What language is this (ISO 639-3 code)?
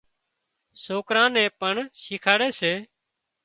kxp